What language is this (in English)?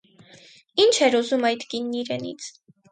Armenian